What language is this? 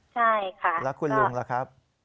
Thai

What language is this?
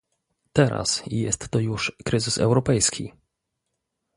Polish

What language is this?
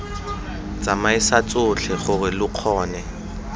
Tswana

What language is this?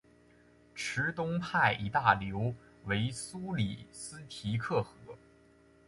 Chinese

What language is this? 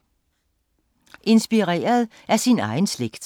Danish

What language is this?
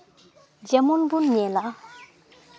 Santali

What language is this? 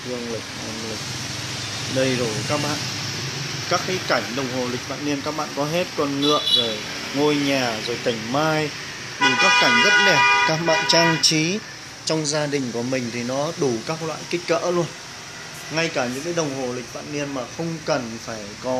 Vietnamese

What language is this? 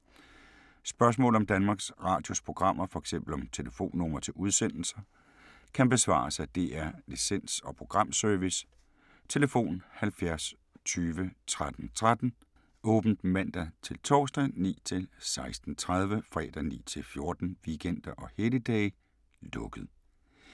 Danish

